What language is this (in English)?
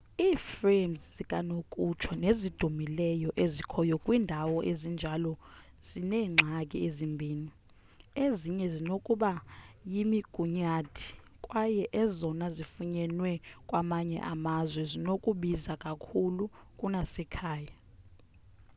Xhosa